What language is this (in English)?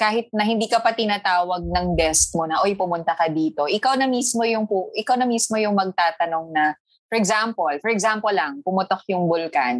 Filipino